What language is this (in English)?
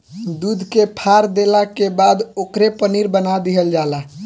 Bhojpuri